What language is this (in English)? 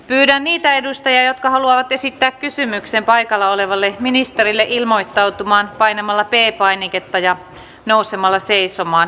Finnish